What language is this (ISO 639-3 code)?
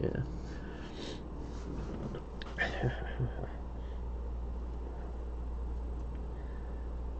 eng